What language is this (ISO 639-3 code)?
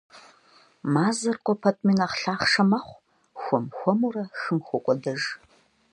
kbd